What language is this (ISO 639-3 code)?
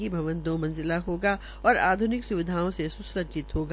hin